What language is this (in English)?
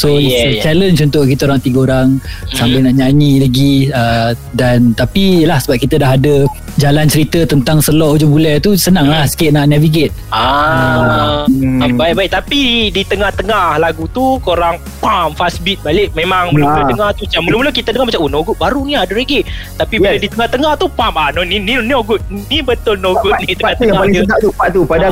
Malay